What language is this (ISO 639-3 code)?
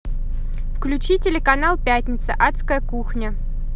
rus